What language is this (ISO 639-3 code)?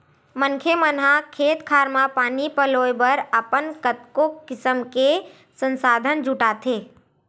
hne